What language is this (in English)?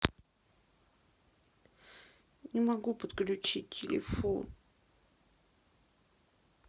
Russian